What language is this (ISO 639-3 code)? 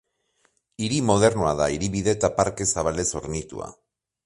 eus